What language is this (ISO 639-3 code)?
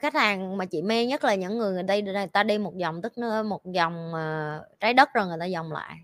vie